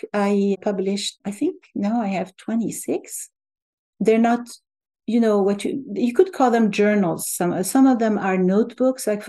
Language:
English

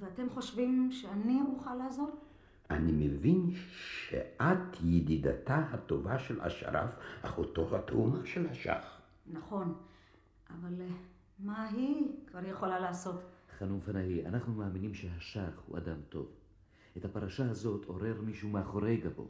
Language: Hebrew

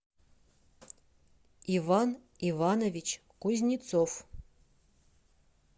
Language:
Russian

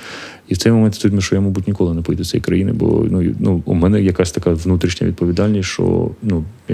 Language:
Ukrainian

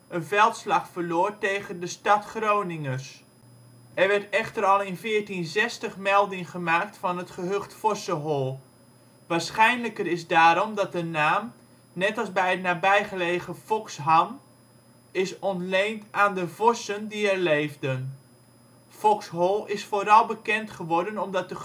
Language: Dutch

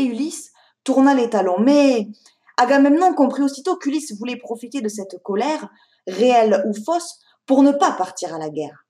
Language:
French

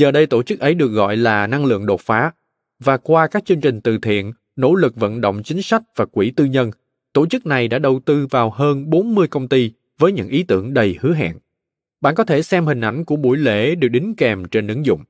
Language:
Vietnamese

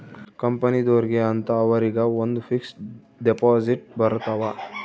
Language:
Kannada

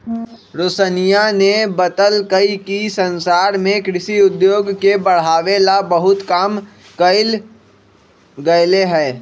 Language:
Magahi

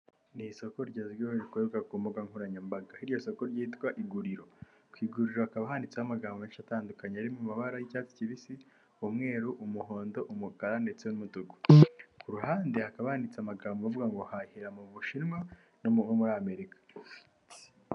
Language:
Kinyarwanda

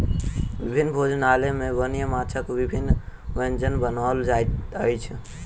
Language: Maithili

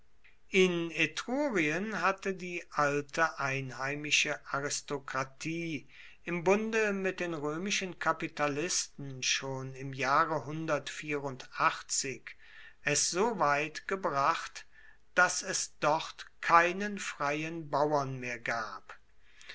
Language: German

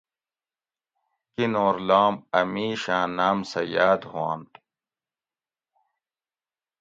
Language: Gawri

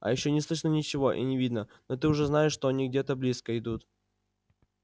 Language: Russian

